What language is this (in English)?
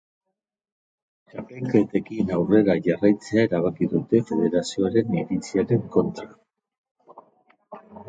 Basque